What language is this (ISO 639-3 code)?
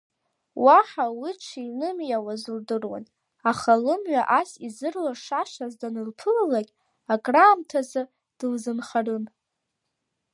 abk